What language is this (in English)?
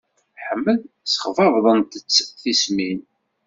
Kabyle